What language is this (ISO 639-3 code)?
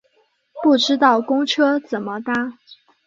zho